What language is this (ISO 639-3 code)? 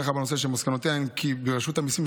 heb